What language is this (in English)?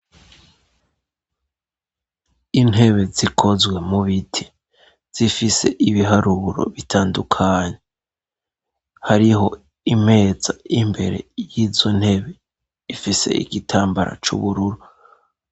Rundi